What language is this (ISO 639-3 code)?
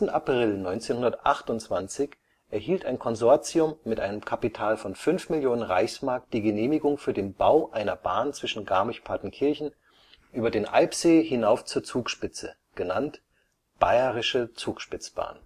deu